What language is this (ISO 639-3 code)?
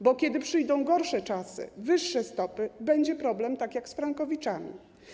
pol